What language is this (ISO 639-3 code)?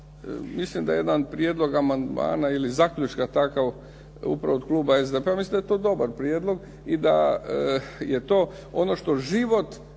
hrv